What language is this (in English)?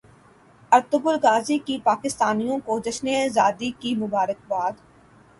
Urdu